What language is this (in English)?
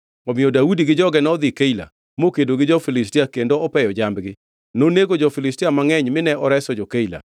Luo (Kenya and Tanzania)